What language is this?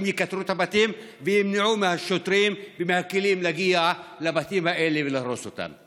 Hebrew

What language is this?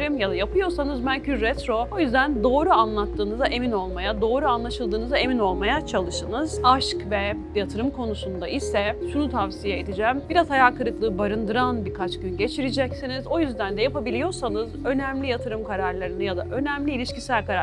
Turkish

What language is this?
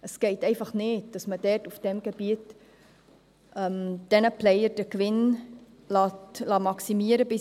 Swiss German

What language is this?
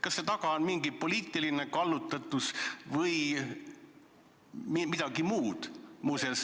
Estonian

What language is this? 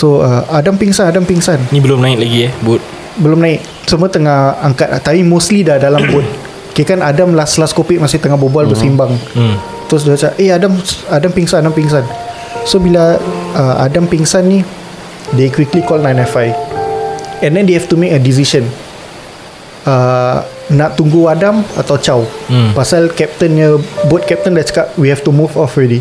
Malay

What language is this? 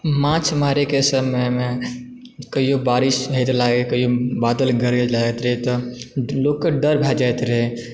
Maithili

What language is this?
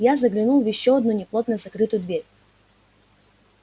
Russian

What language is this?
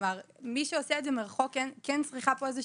Hebrew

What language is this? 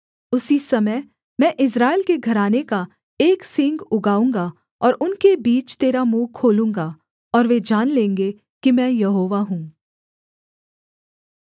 Hindi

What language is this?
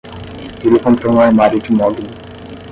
Portuguese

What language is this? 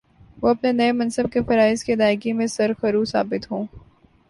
Urdu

